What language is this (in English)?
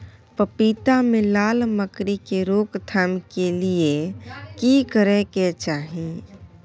Maithili